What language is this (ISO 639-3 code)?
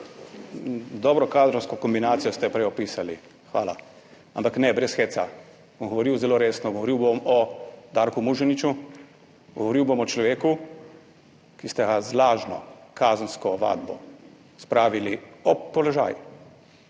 slv